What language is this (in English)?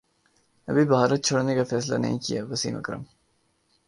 Urdu